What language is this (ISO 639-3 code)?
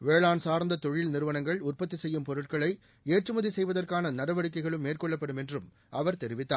tam